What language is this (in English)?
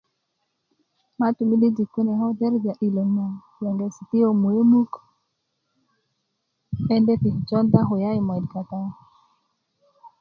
Kuku